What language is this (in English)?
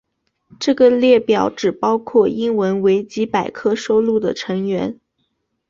Chinese